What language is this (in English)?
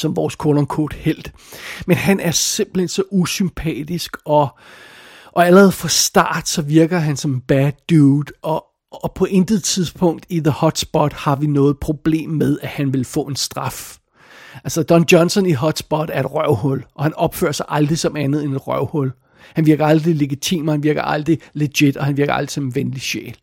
Danish